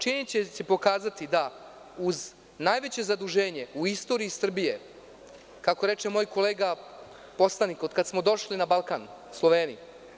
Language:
Serbian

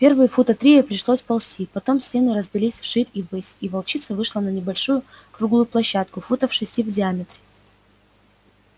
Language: Russian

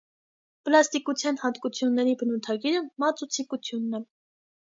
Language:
Armenian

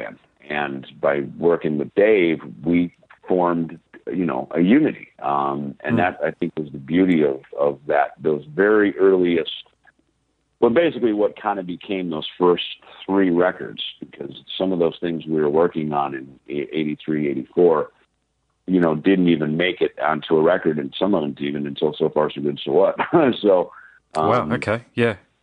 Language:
English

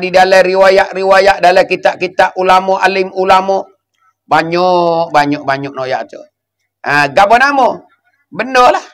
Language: Malay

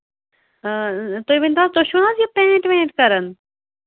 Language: Kashmiri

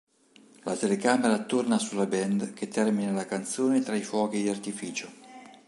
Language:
Italian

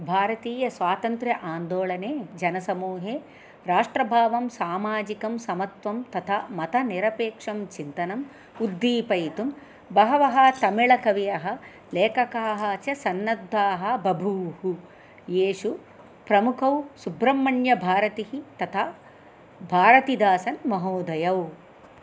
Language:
Sanskrit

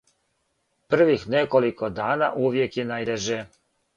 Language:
Serbian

